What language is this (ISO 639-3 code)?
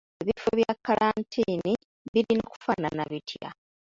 lug